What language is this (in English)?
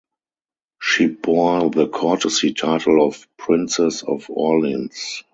English